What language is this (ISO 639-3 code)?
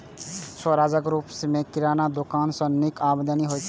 mai